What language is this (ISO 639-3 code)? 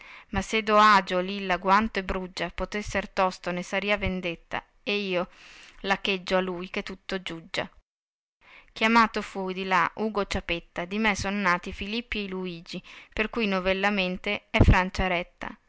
ita